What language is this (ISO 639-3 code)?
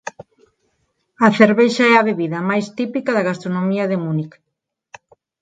glg